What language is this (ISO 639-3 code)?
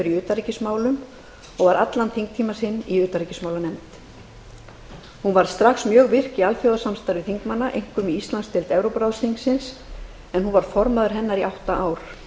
isl